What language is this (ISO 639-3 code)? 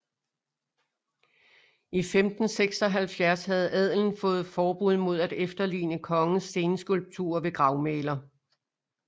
dan